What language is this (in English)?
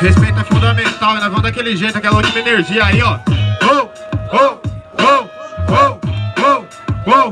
Portuguese